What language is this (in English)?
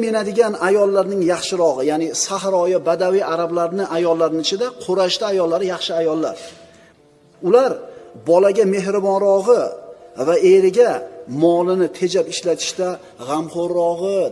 Turkish